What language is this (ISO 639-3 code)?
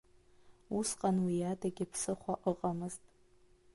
abk